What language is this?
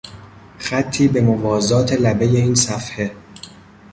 Persian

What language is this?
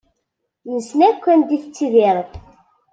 Kabyle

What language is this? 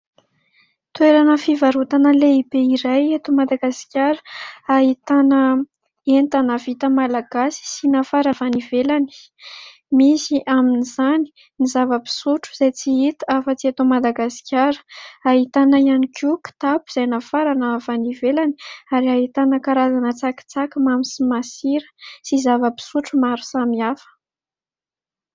Malagasy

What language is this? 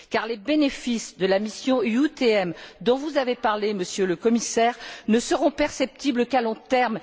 French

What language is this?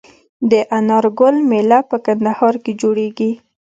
Pashto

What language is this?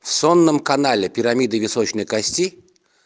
Russian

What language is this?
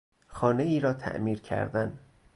Persian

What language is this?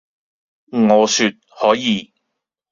Cantonese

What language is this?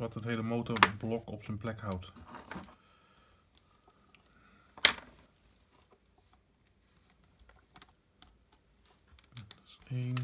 Dutch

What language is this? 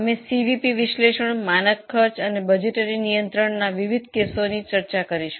Gujarati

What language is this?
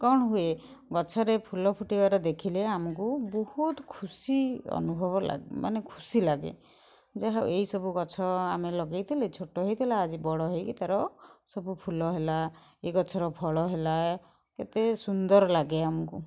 Odia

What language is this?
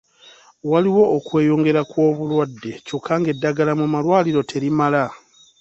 Ganda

